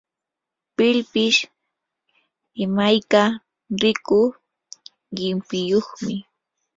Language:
Yanahuanca Pasco Quechua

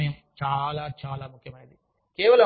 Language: Telugu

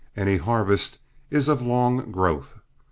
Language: English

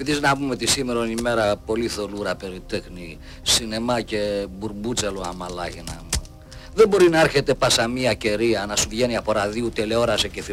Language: Greek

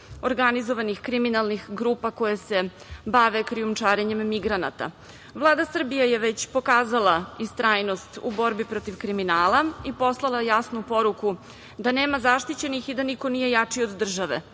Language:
Serbian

